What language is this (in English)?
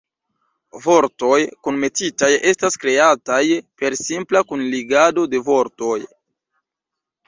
Esperanto